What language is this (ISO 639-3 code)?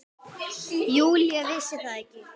isl